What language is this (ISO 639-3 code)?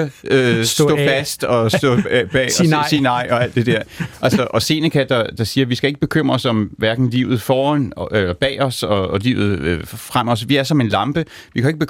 dan